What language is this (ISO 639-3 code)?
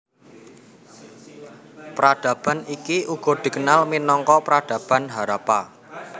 jav